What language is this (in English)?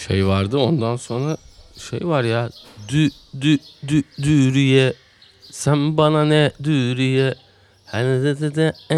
Turkish